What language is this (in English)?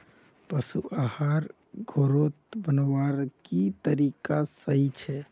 Magahi